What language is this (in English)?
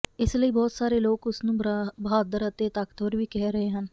Punjabi